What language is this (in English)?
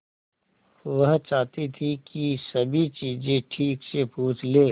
Hindi